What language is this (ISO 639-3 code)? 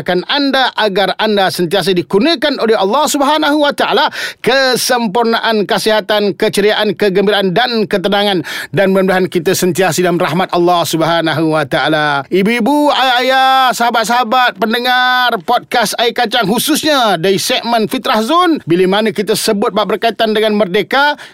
msa